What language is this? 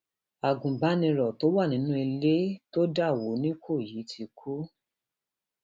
Yoruba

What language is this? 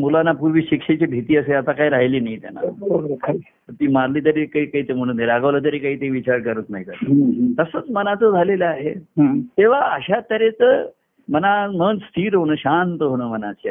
Marathi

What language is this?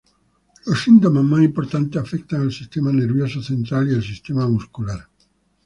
Spanish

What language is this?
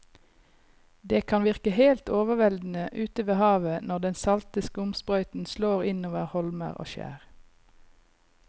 Norwegian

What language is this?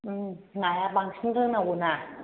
Bodo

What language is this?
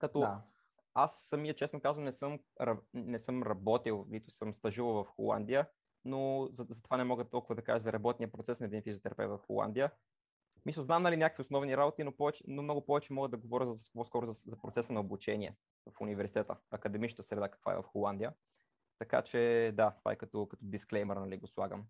Bulgarian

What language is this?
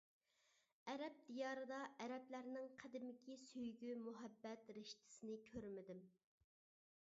Uyghur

